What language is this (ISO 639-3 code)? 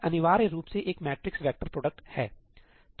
hin